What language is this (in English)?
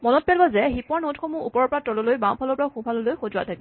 Assamese